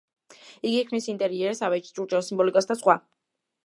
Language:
Georgian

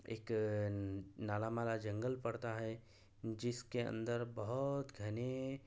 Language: Urdu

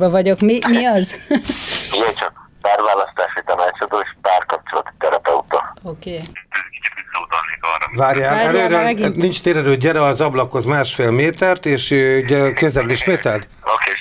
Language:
Hungarian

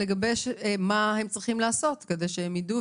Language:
Hebrew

